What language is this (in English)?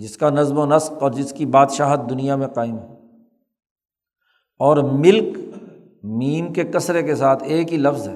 Urdu